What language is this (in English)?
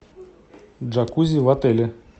Russian